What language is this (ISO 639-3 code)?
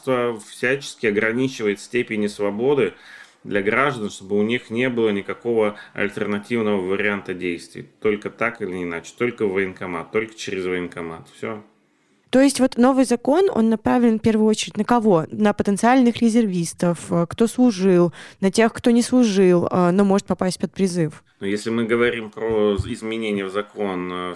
rus